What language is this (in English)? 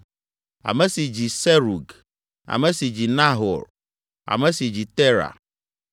Ewe